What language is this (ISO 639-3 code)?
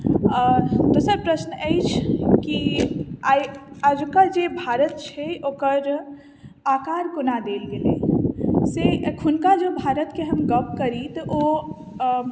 mai